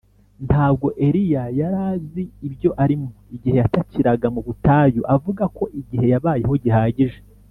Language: Kinyarwanda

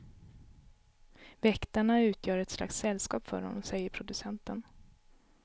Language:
Swedish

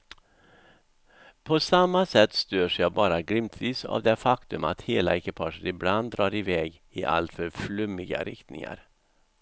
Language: Swedish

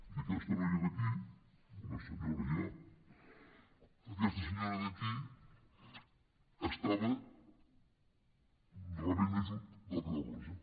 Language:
Catalan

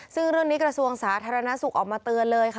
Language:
Thai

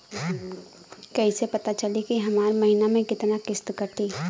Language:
Bhojpuri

